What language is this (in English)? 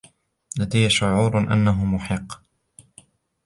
Arabic